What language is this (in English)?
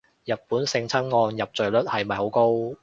Cantonese